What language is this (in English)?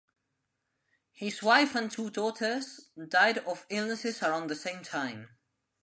English